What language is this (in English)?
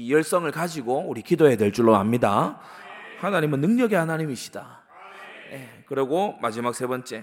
Korean